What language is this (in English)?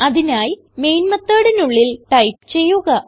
Malayalam